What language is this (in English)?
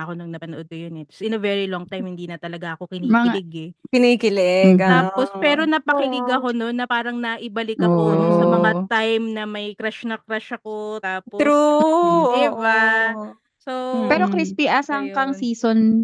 Filipino